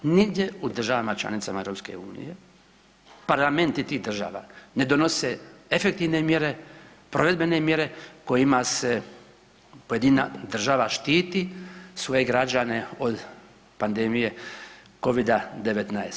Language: Croatian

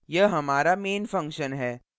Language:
Hindi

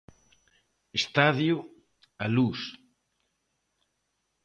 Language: Galician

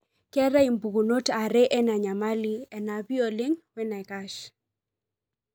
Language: Masai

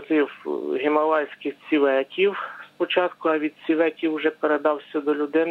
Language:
Ukrainian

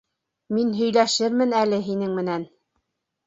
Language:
Bashkir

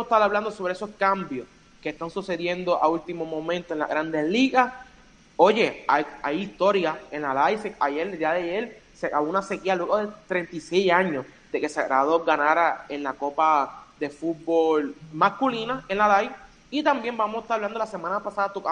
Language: Spanish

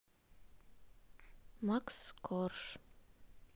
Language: Russian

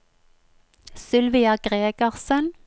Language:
Norwegian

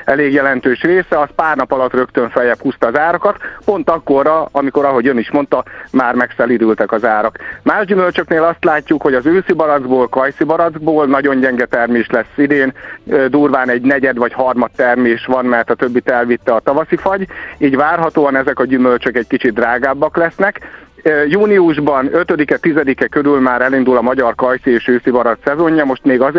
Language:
Hungarian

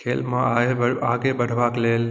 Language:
Maithili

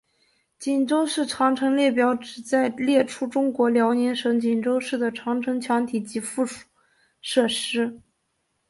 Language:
Chinese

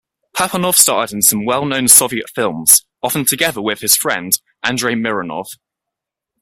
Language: English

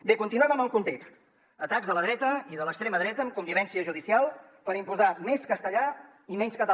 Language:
Catalan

